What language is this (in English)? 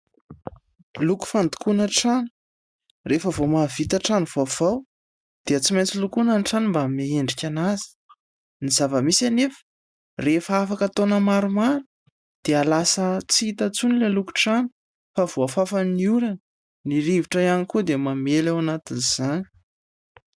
Malagasy